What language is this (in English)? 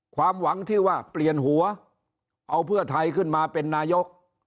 Thai